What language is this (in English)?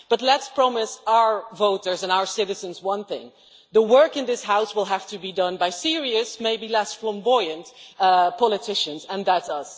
English